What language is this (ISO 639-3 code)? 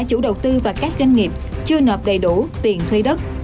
vie